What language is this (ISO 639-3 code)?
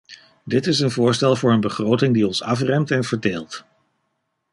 nld